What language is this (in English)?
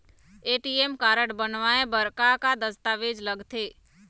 Chhattisgarhi